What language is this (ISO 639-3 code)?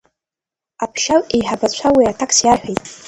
abk